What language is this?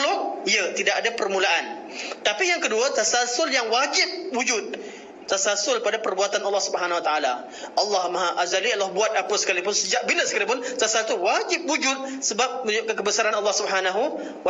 Malay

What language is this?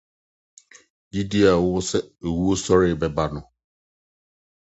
Akan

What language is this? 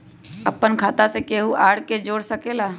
Magahi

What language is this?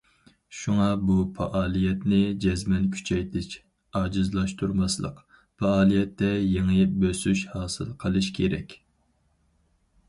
Uyghur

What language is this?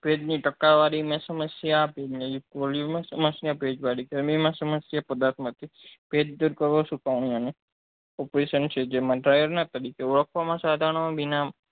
Gujarati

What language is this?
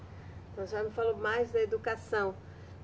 Portuguese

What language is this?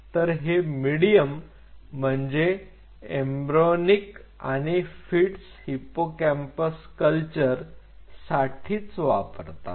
Marathi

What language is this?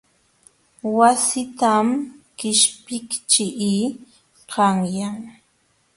Jauja Wanca Quechua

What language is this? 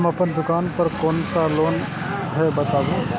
Maithili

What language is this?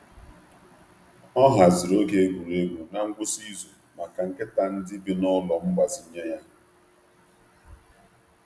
Igbo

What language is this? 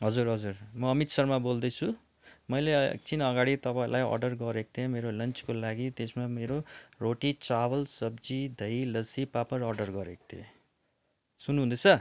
Nepali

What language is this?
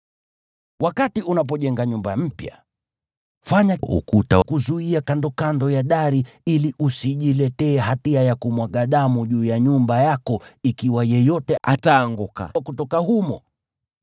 Swahili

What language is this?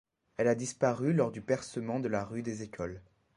French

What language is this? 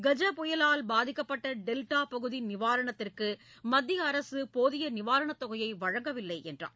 Tamil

